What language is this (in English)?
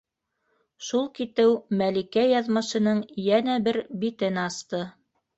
Bashkir